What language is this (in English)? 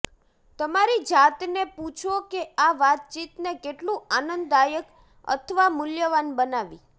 Gujarati